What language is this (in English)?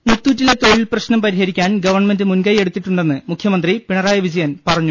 Malayalam